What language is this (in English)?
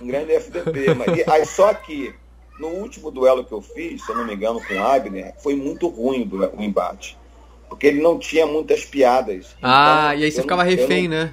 Portuguese